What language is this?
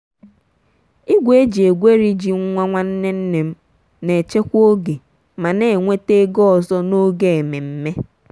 Igbo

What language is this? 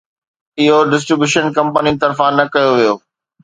Sindhi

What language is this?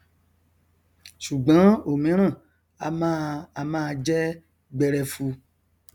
Yoruba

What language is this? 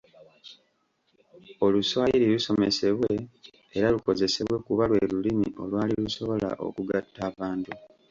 Ganda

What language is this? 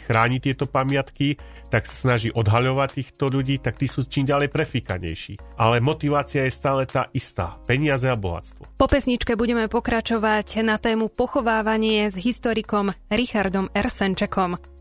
Slovak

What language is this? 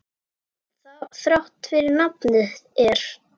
Icelandic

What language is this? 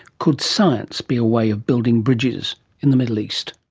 English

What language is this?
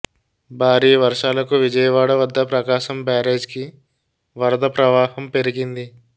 Telugu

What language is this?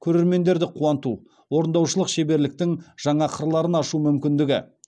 Kazakh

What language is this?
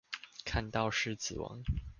Chinese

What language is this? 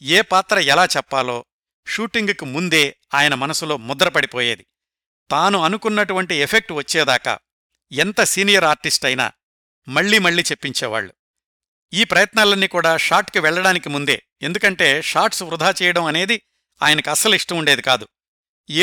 Telugu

